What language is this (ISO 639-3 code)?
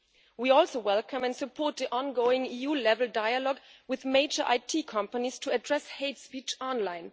eng